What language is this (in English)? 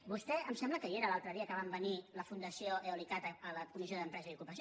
Catalan